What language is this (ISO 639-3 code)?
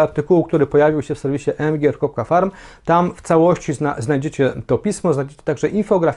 pol